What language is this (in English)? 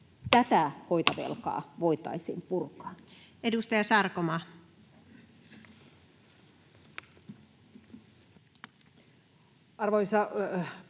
Finnish